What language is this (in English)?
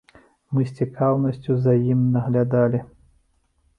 Belarusian